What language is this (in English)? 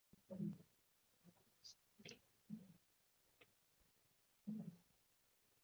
Cantonese